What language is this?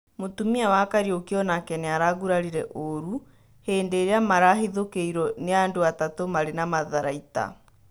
Kikuyu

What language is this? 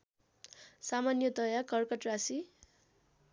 Nepali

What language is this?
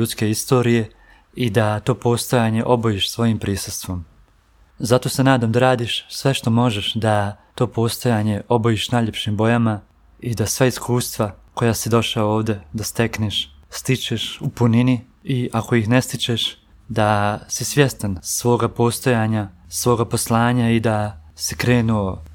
Croatian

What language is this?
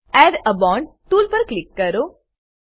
Gujarati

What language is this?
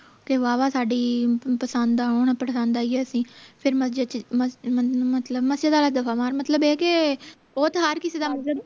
Punjabi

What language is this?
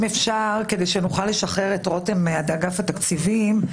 Hebrew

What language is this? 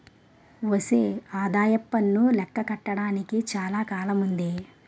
Telugu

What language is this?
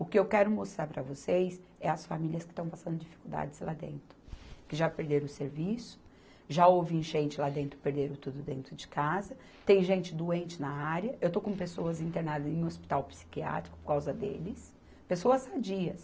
Portuguese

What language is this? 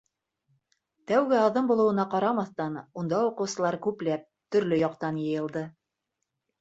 Bashkir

